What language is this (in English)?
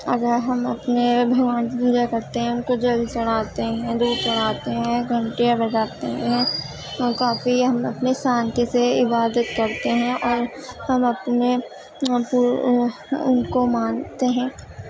Urdu